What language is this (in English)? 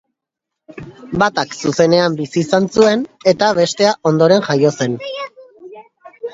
Basque